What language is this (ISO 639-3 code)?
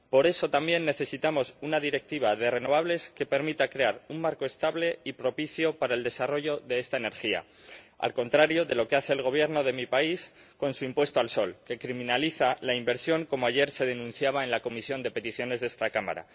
spa